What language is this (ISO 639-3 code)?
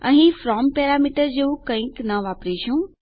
guj